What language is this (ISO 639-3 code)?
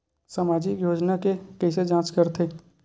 hne